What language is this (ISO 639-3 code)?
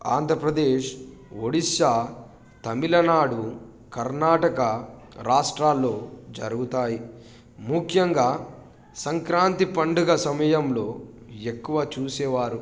tel